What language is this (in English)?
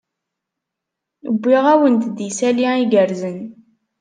Kabyle